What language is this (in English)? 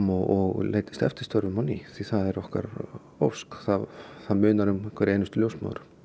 Icelandic